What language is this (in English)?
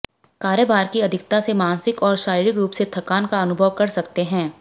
Hindi